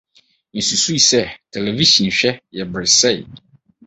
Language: Akan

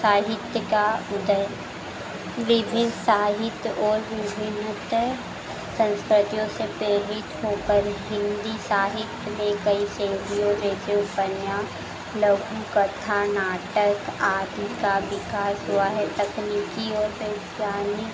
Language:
Hindi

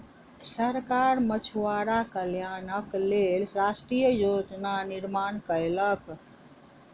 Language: Maithili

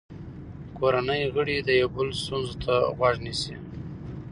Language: Pashto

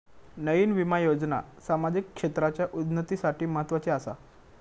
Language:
Marathi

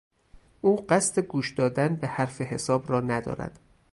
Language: Persian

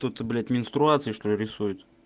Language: Russian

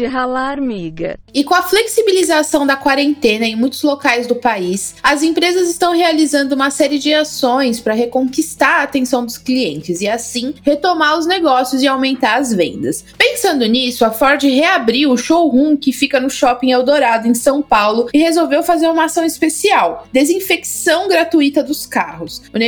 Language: Portuguese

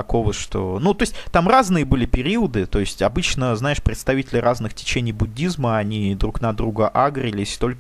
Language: Russian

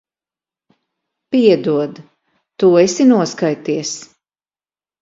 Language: Latvian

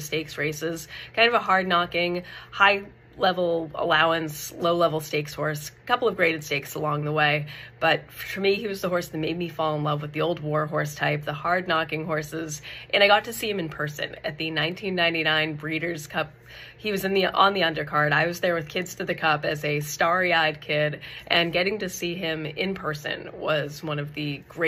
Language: English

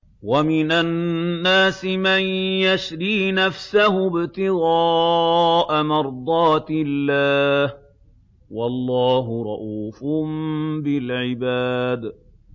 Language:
Arabic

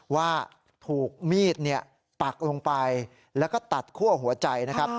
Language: Thai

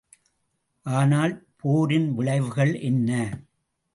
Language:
Tamil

